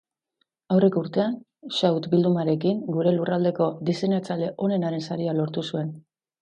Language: Basque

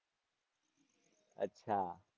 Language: Gujarati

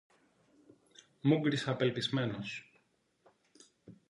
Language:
Greek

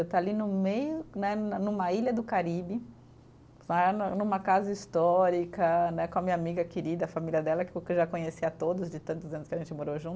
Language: Portuguese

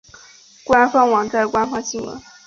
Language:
Chinese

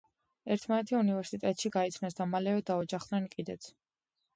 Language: Georgian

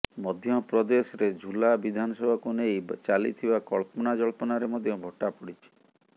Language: Odia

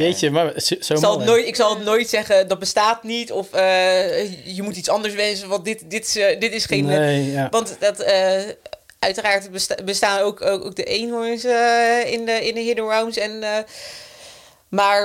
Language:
Dutch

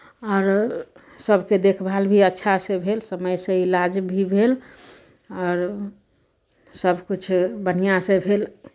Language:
Maithili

